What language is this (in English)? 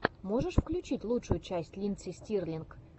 Russian